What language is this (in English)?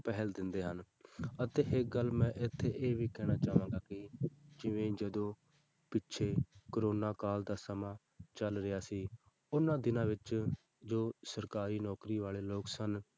Punjabi